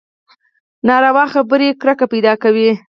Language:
Pashto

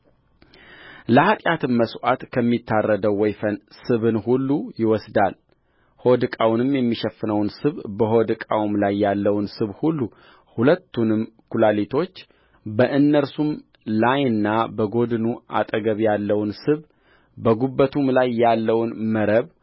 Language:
Amharic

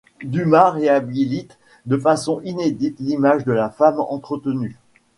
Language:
French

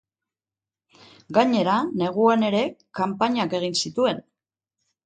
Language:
Basque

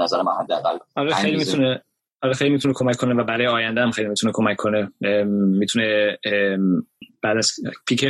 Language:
Persian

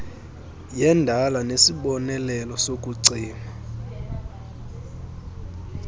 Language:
Xhosa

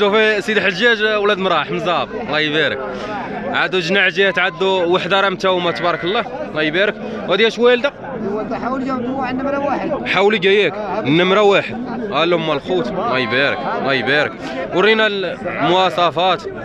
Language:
Arabic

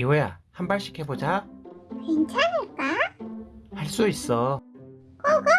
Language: Korean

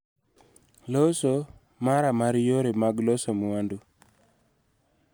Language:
Luo (Kenya and Tanzania)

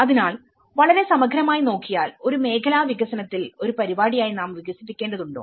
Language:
Malayalam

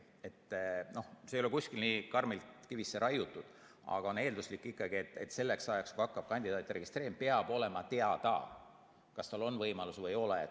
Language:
Estonian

